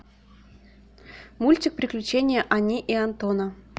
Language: Russian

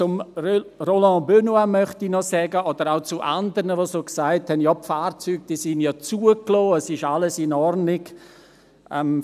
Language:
Swiss German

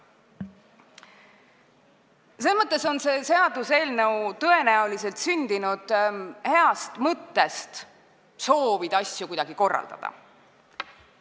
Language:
Estonian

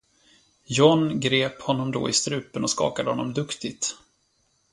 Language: Swedish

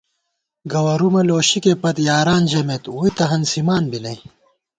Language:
Gawar-Bati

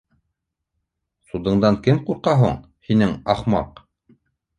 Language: Bashkir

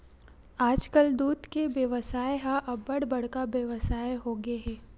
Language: Chhattisgarhi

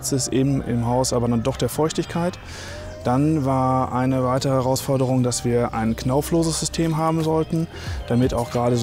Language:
German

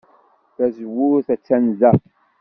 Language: Kabyle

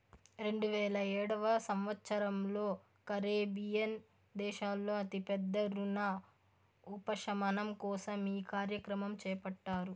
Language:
Telugu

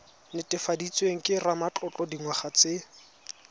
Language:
Tswana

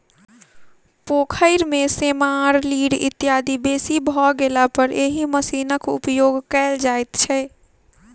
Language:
Maithili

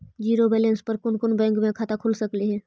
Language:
Magahi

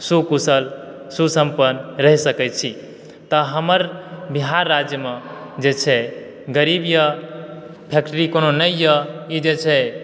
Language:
Maithili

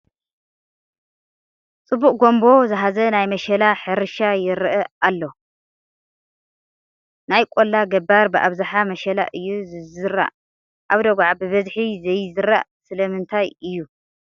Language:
Tigrinya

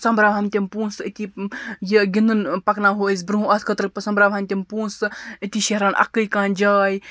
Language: Kashmiri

